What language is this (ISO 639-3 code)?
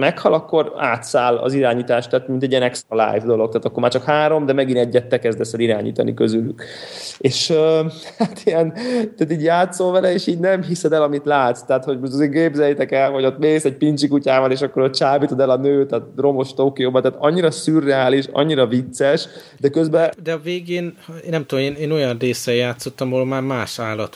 hun